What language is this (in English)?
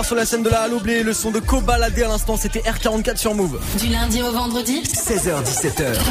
French